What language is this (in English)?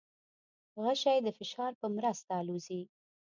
Pashto